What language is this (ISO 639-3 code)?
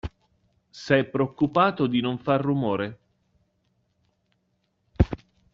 ita